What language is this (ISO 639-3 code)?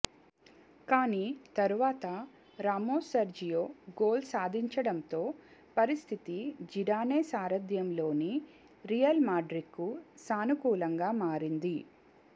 tel